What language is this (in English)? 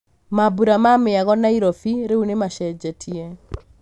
Kikuyu